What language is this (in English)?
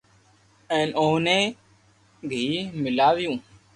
Loarki